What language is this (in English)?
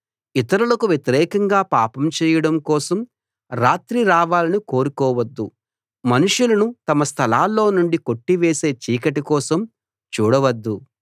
Telugu